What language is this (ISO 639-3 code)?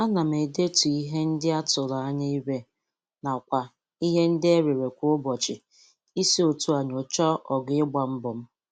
ibo